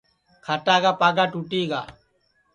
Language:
Sansi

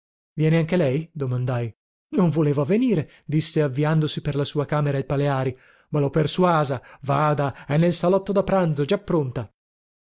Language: Italian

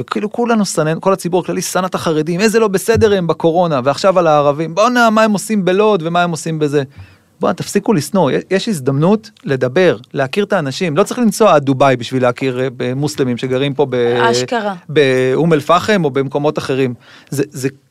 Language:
Hebrew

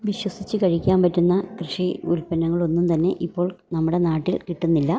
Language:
Malayalam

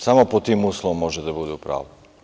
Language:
Serbian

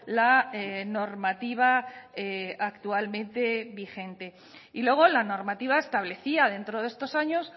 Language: Spanish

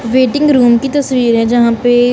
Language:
Hindi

